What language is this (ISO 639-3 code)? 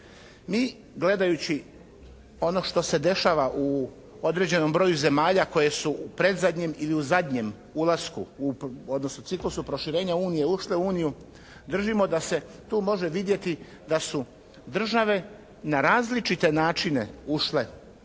hrv